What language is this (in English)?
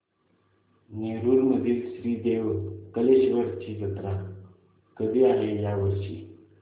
Marathi